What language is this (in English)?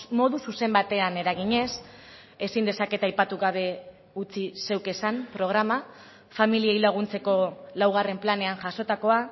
Basque